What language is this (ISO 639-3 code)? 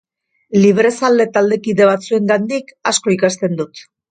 eus